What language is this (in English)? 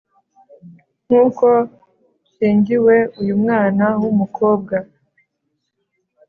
Kinyarwanda